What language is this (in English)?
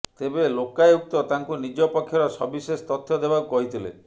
Odia